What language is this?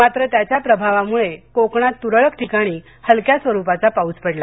Marathi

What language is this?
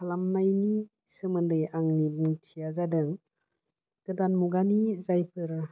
Bodo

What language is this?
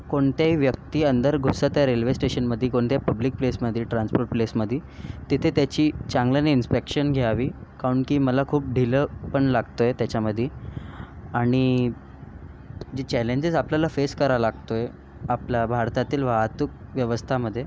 Marathi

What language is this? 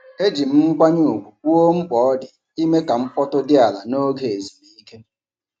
Igbo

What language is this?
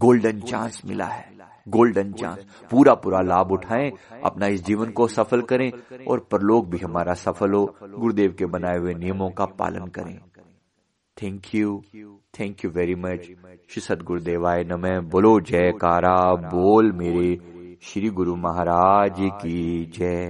Hindi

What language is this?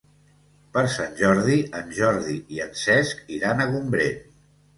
Catalan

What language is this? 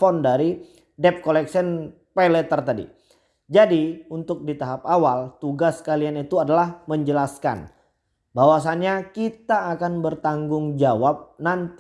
Indonesian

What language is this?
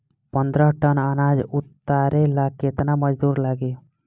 Bhojpuri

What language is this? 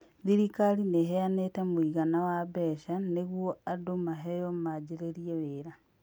Kikuyu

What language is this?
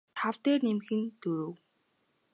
Mongolian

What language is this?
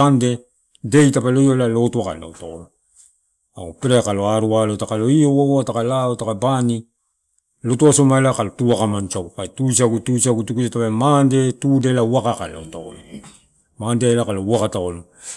Torau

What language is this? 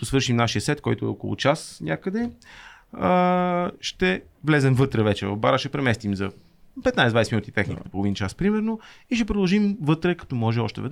Bulgarian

